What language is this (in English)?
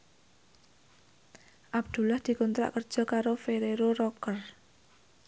Javanese